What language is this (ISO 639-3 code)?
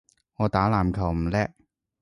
yue